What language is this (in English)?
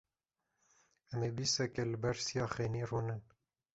Kurdish